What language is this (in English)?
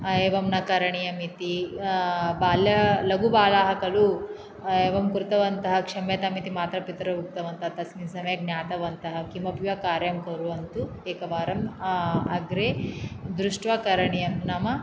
Sanskrit